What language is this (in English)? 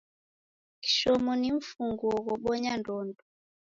Taita